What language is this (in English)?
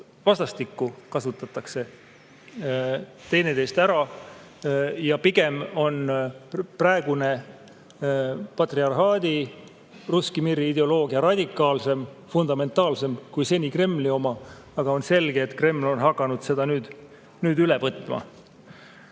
Estonian